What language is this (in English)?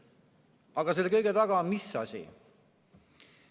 Estonian